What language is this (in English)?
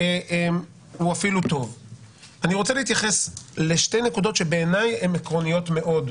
Hebrew